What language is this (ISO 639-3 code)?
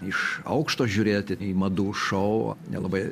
lit